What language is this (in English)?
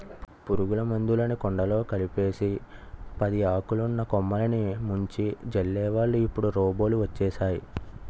Telugu